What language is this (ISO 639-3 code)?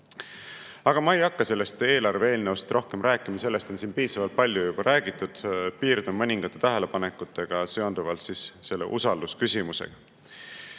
est